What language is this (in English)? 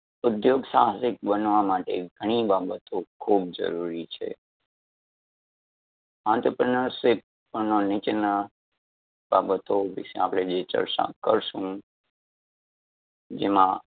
Gujarati